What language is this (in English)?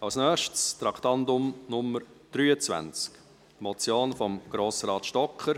Swiss German